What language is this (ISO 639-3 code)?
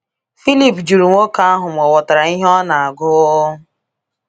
ibo